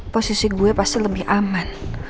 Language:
Indonesian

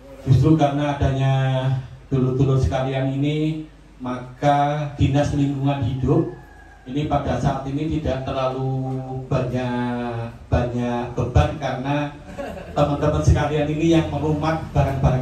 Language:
Indonesian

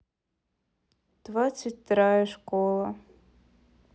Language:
Russian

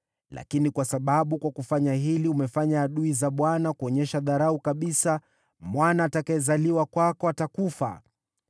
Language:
Swahili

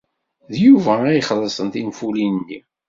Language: Kabyle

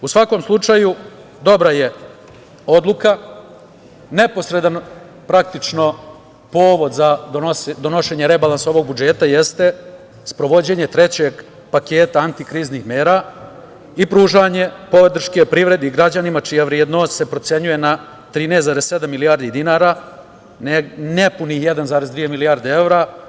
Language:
Serbian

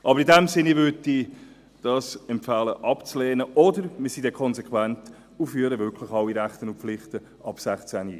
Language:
Swiss German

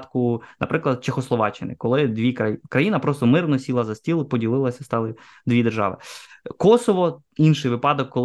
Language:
Ukrainian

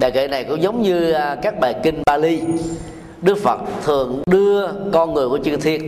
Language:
Vietnamese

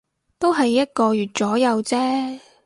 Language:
Cantonese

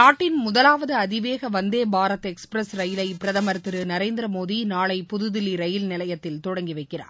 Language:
Tamil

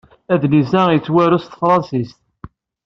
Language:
Kabyle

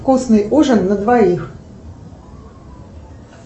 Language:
Russian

